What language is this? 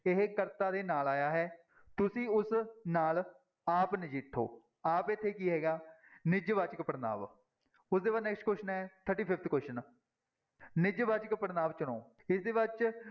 Punjabi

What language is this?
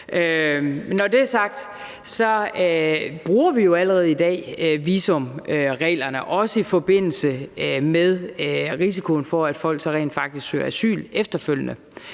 Danish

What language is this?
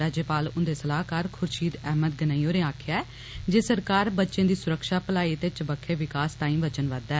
Dogri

